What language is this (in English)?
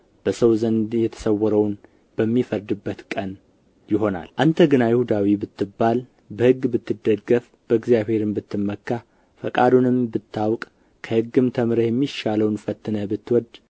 Amharic